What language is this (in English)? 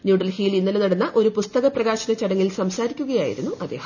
Malayalam